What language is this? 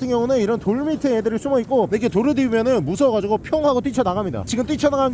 Korean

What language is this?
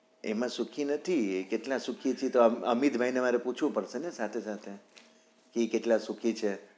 Gujarati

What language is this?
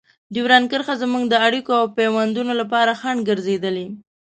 Pashto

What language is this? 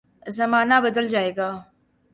Urdu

